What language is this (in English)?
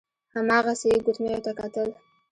Pashto